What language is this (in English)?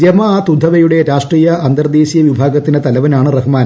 Malayalam